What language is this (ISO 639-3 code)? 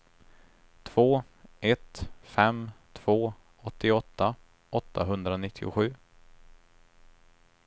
swe